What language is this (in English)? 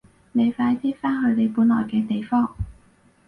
Cantonese